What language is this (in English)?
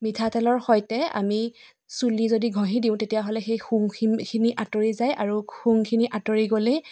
Assamese